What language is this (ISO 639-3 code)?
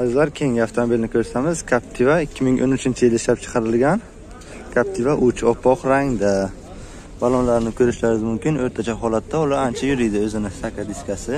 tur